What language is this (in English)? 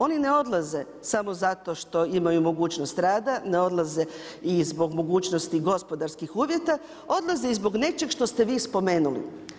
Croatian